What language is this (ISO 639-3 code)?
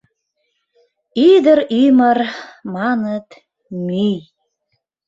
chm